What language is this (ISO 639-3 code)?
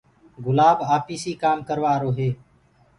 ggg